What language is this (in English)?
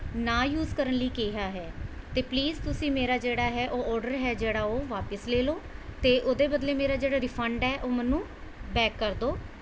Punjabi